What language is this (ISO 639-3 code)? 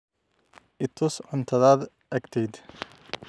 som